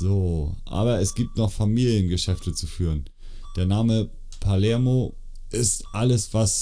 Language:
German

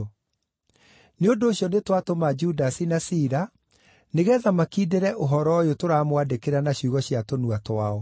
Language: Kikuyu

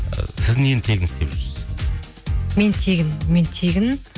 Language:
Kazakh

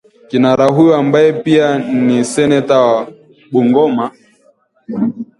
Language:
Swahili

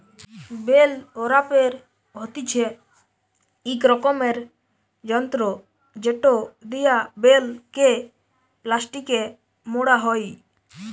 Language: Bangla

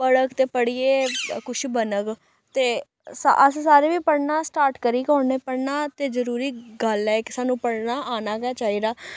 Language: Dogri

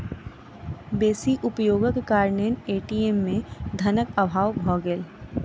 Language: Maithili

